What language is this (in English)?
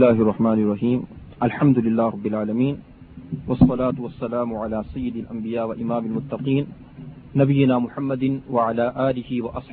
Urdu